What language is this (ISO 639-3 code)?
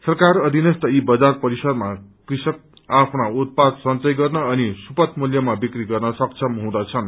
nep